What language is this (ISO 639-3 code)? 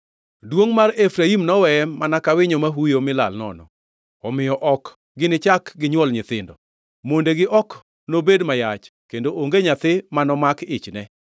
luo